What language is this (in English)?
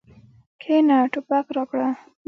Pashto